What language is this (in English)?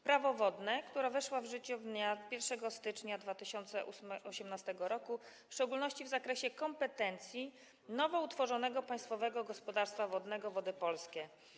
Polish